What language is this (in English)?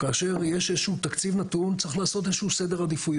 Hebrew